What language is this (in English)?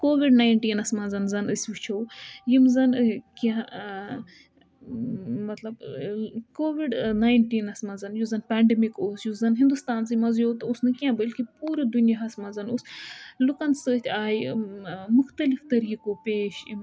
Kashmiri